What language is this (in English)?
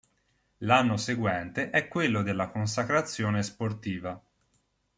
Italian